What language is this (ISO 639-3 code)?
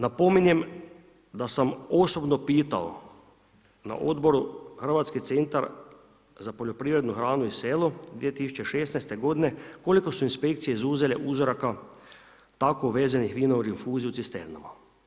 hrv